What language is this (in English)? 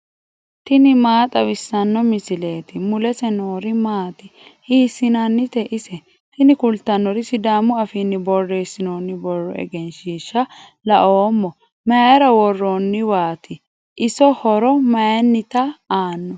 Sidamo